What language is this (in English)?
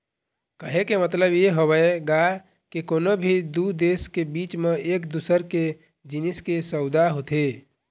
Chhattisgarhi